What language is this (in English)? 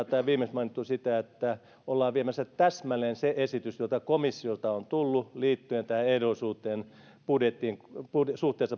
Finnish